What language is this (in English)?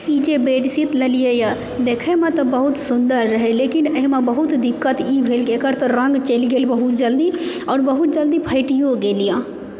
Maithili